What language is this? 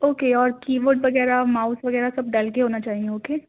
Urdu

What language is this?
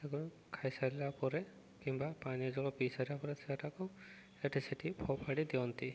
Odia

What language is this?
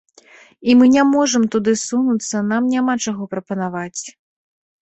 Belarusian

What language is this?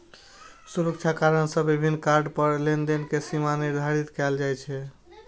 Maithili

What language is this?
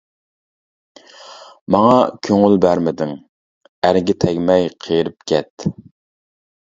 Uyghur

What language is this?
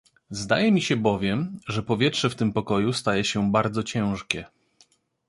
Polish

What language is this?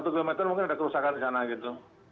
Indonesian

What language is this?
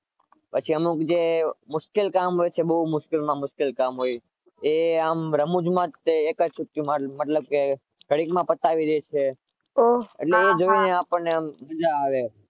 Gujarati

